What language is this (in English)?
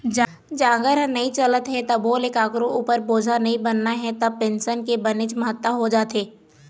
Chhattisgarhi